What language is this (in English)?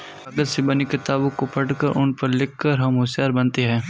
Hindi